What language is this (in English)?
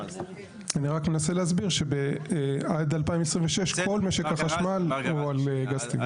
Hebrew